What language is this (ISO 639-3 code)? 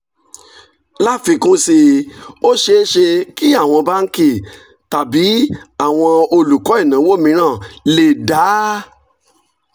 yor